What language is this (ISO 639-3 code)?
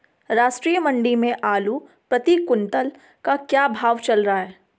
hin